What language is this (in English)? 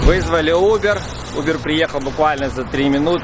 Russian